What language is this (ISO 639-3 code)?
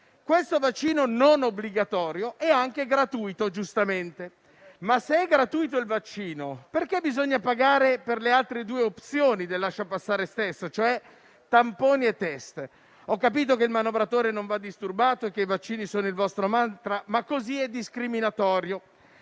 ita